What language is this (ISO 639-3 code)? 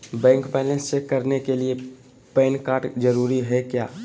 mag